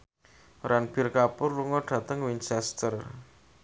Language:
Javanese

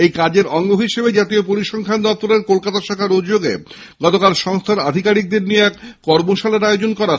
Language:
Bangla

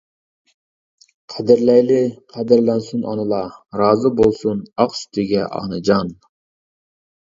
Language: Uyghur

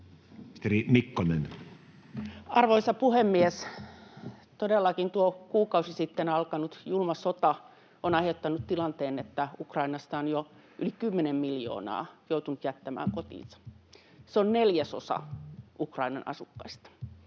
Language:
Finnish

